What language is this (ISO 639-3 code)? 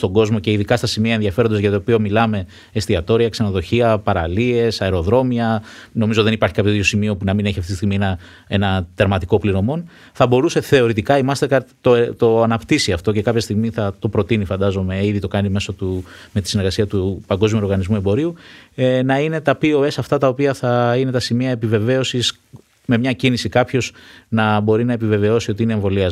ell